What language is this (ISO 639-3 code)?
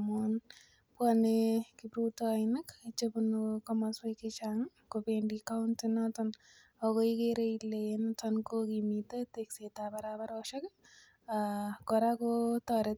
kln